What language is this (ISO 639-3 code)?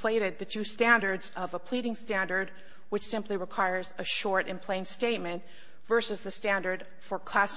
eng